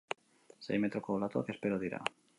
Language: Basque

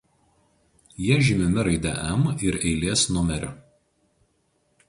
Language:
Lithuanian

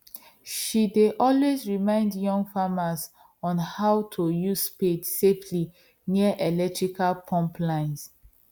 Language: Nigerian Pidgin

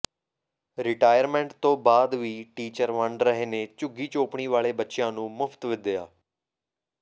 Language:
Punjabi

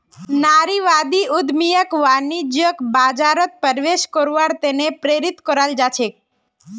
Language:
Magahi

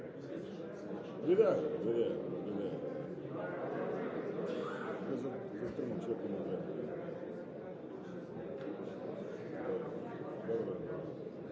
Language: Bulgarian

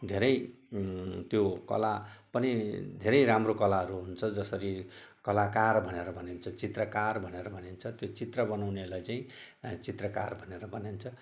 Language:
Nepali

